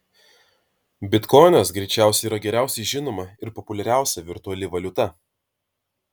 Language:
Lithuanian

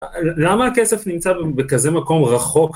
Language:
Hebrew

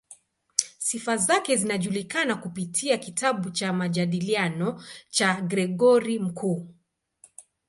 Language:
Swahili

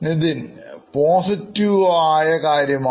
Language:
Malayalam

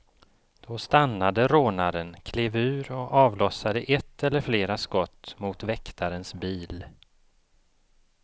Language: Swedish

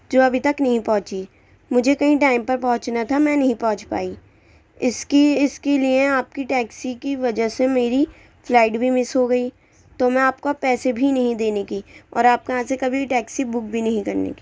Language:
Urdu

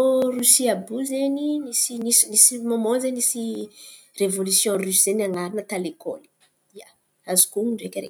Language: Antankarana Malagasy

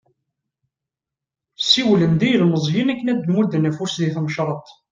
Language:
Kabyle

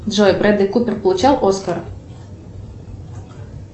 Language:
Russian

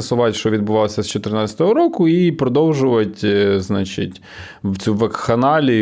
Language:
Ukrainian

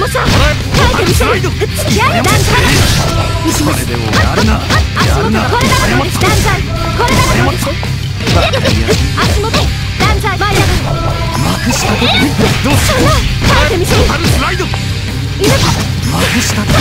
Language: Japanese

